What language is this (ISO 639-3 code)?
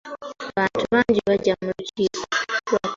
lug